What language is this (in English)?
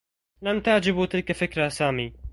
Arabic